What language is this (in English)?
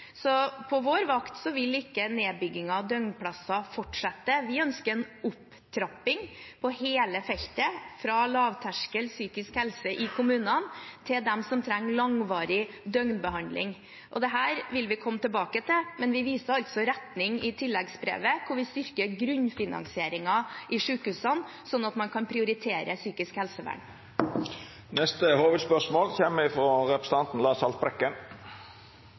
Norwegian